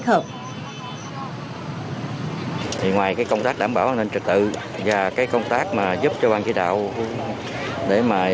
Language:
Vietnamese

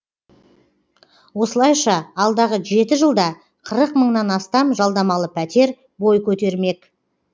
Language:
Kazakh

